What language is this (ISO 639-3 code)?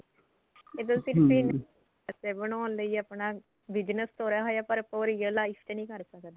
pan